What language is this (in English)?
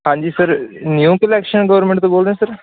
Punjabi